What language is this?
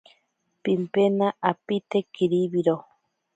Ashéninka Perené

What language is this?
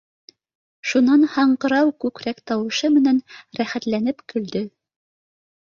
Bashkir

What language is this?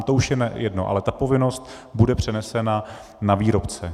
Czech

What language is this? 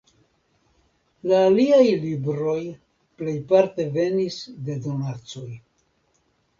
Esperanto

